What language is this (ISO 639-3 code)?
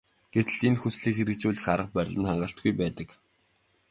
mon